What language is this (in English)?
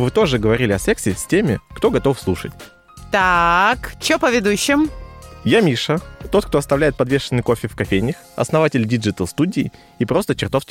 Russian